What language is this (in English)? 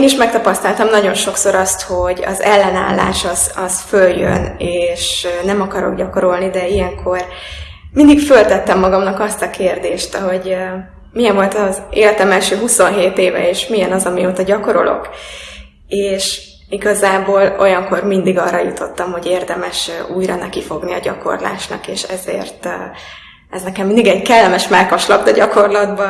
Hungarian